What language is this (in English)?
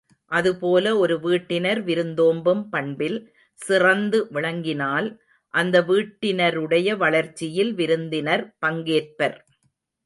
Tamil